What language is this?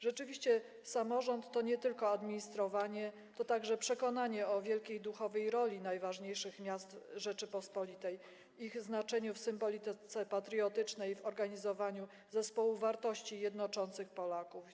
Polish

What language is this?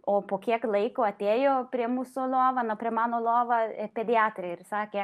Lithuanian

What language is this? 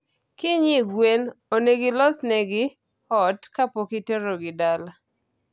Luo (Kenya and Tanzania)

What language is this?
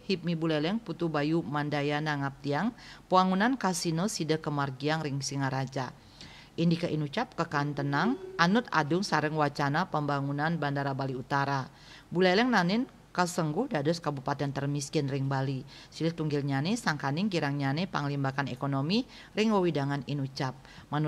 Indonesian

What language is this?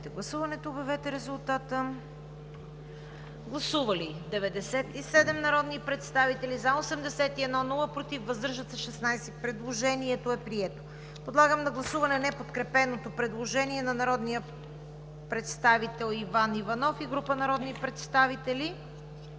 Bulgarian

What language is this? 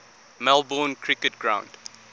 English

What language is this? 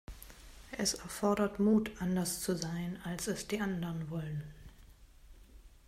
German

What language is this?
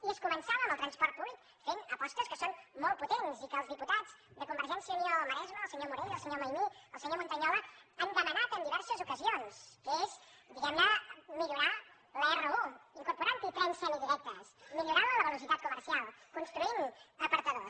Catalan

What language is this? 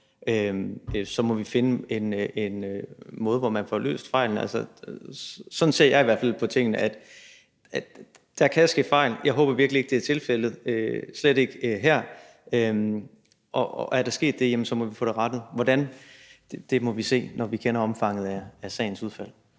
Danish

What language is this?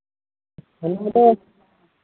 Santali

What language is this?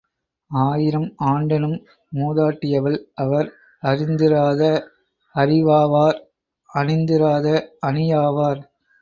Tamil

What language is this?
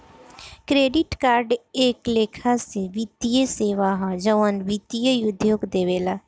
Bhojpuri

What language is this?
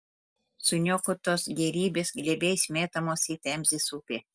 Lithuanian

